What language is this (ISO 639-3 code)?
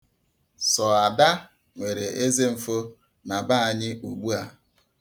ibo